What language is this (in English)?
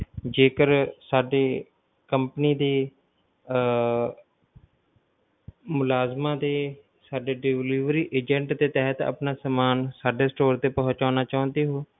Punjabi